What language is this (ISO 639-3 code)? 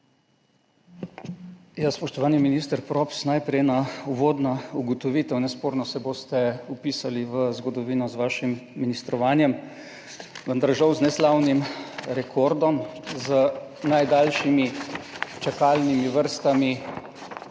slv